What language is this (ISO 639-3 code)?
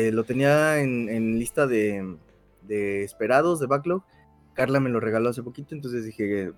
spa